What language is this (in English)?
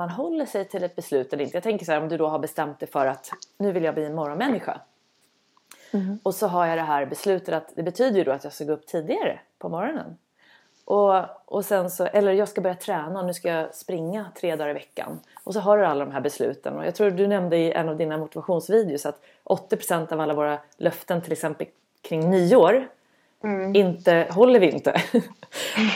Swedish